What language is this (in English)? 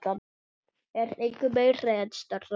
Icelandic